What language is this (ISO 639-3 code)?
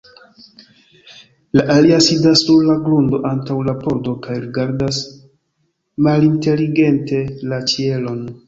epo